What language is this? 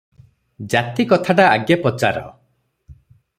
Odia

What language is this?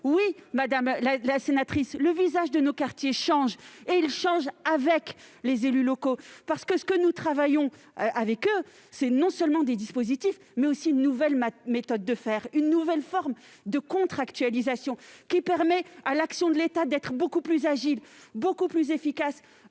French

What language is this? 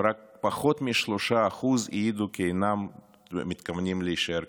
Hebrew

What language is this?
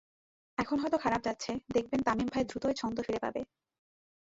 Bangla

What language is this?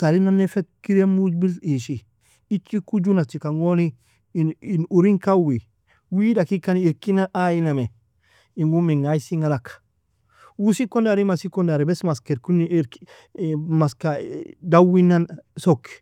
Nobiin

